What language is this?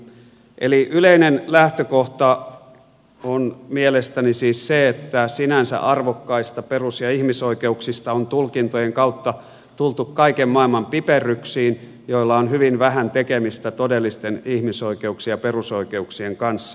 Finnish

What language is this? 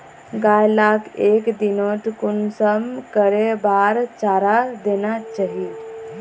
Magahi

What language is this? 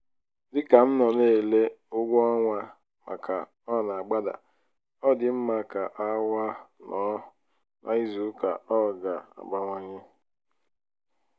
Igbo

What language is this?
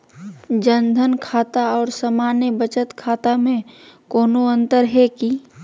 Magahi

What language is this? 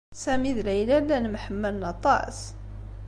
Kabyle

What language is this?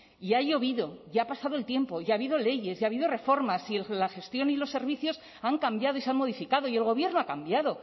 Spanish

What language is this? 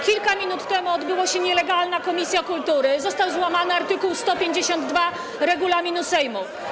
Polish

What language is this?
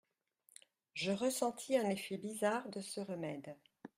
French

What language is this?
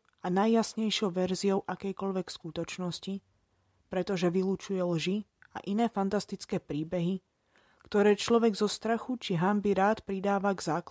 Slovak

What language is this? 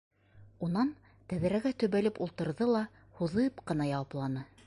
Bashkir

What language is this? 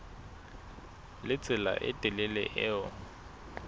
Southern Sotho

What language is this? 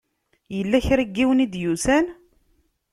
Kabyle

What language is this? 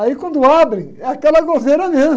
Portuguese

